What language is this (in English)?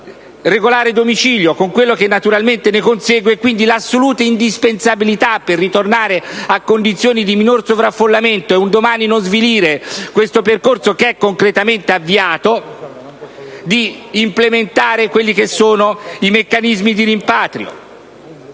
Italian